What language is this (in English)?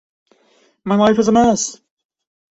English